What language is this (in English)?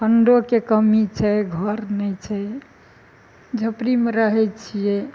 Maithili